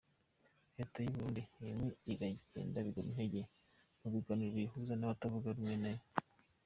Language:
Kinyarwanda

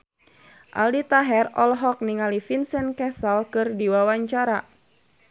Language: Sundanese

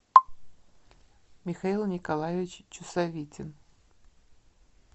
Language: Russian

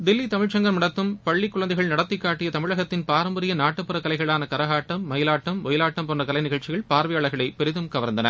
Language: Tamil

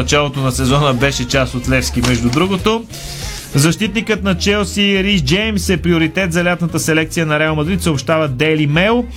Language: Bulgarian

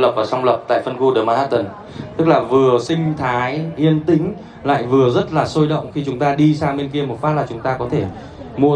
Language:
Vietnamese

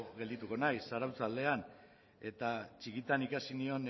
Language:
Basque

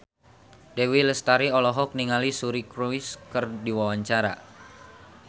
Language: Sundanese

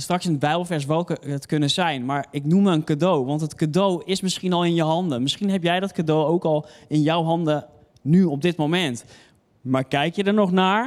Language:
Dutch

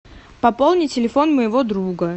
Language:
Russian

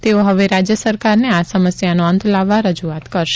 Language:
Gujarati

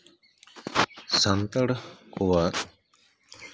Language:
Santali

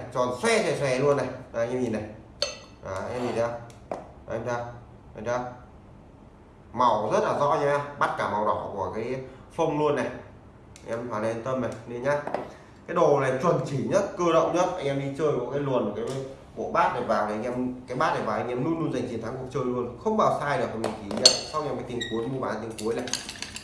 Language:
Vietnamese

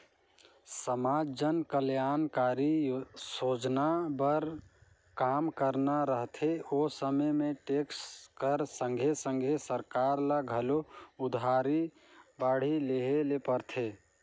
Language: Chhattisgarhi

